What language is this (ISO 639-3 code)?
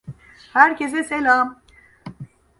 tur